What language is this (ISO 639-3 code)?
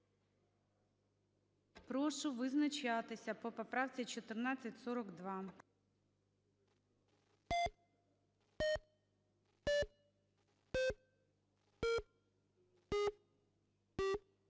ukr